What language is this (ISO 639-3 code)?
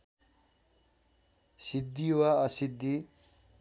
nep